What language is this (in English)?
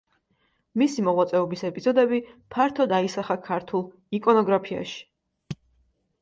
Georgian